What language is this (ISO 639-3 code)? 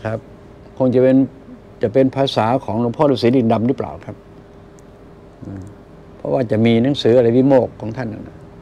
tha